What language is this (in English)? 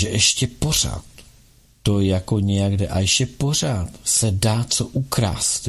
Czech